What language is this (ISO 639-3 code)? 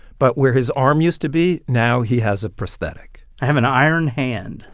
eng